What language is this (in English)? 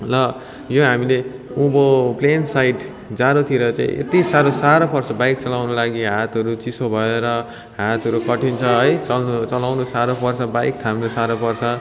Nepali